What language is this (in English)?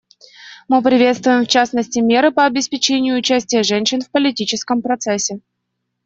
Russian